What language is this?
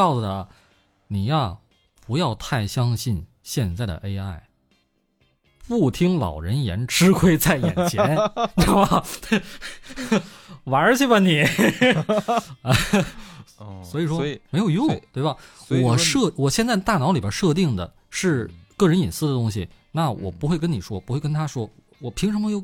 Chinese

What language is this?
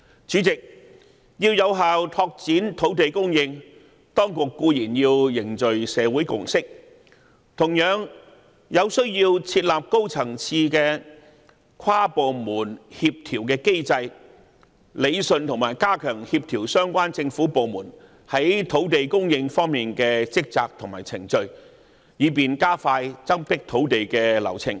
Cantonese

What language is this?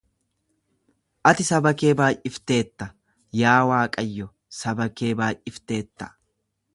Oromo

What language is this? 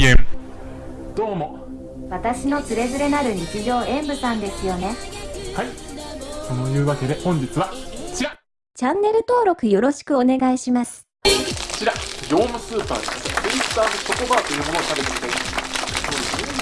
Japanese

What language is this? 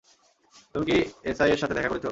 Bangla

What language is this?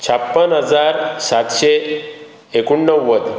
Konkani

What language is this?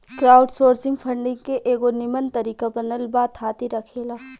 Bhojpuri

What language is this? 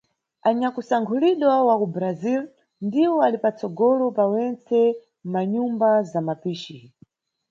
Nyungwe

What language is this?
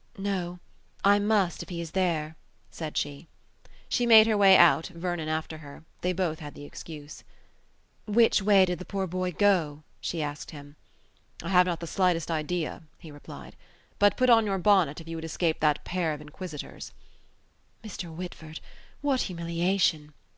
English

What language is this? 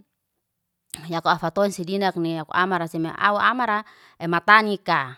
Liana-Seti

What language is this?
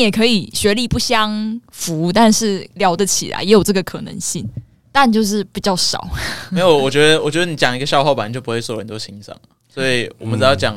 Chinese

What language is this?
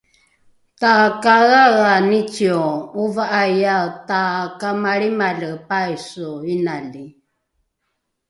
Rukai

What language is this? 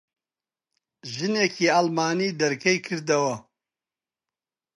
Central Kurdish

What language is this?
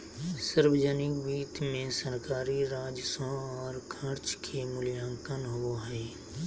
Magahi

